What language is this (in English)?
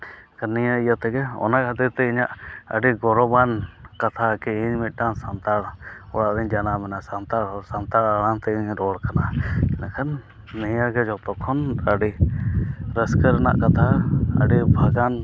Santali